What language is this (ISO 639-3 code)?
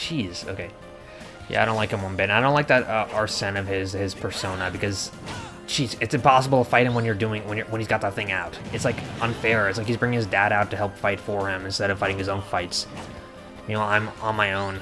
eng